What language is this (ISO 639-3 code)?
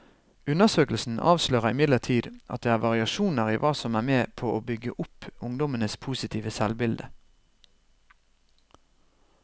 nor